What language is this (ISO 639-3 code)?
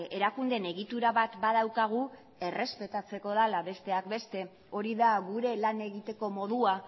eus